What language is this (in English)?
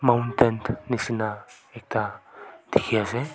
Naga Pidgin